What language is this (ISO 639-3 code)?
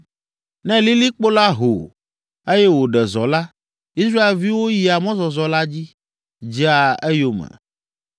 ewe